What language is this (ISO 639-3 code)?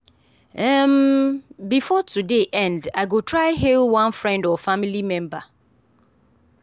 pcm